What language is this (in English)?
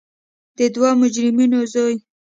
Pashto